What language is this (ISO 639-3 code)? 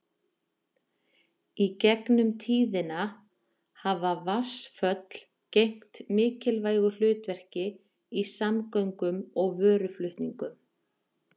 isl